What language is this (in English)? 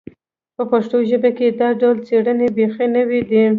Pashto